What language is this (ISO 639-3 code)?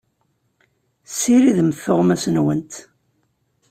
kab